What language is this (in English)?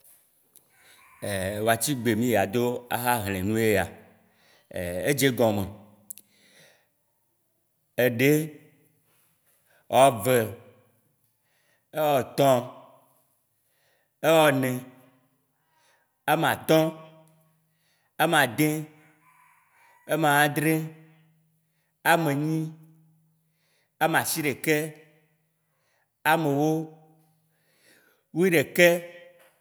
Waci Gbe